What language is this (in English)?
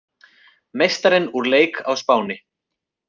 Icelandic